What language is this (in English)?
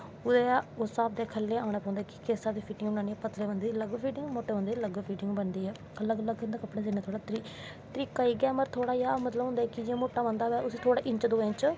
Dogri